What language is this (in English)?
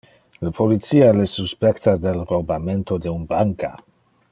Interlingua